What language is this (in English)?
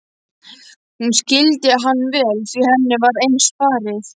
Icelandic